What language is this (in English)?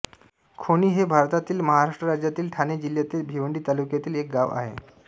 Marathi